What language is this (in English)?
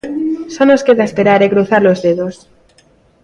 Galician